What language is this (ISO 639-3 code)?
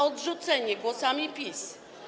pol